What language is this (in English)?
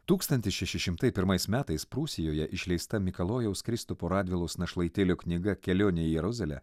Lithuanian